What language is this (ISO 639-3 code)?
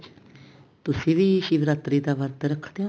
pan